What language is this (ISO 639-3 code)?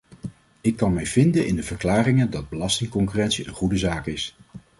nld